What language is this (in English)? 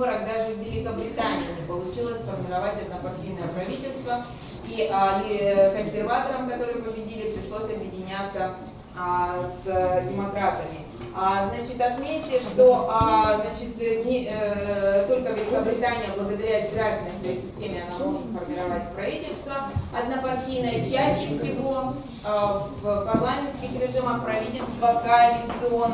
Russian